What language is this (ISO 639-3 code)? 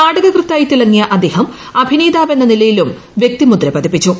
mal